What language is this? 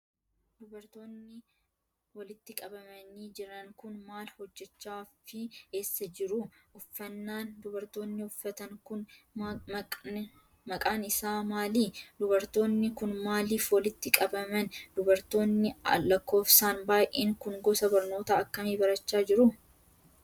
Oromo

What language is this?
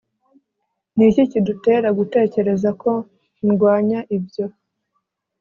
Kinyarwanda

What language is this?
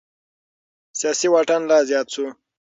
Pashto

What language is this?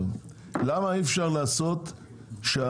Hebrew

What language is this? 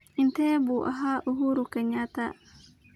Somali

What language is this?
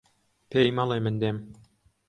Central Kurdish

